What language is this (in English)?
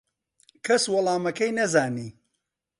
Central Kurdish